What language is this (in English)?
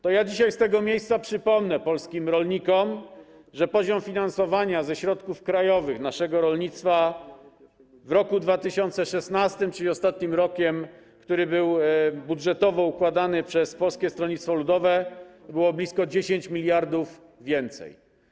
Polish